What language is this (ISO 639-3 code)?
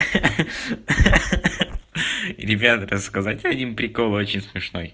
rus